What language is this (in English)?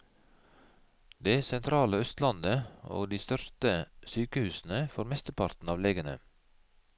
Norwegian